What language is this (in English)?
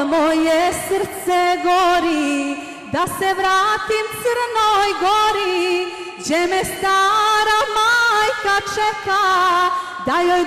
Romanian